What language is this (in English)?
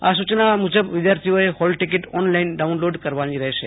Gujarati